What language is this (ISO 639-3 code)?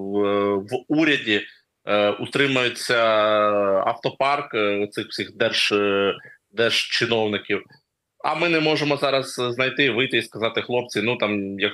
ukr